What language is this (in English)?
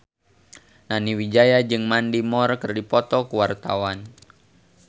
Sundanese